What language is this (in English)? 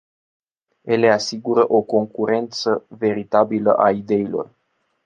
Romanian